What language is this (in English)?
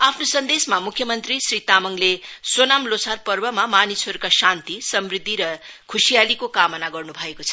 Nepali